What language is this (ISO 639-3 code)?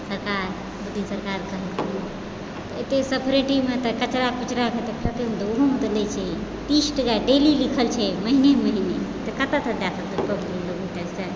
mai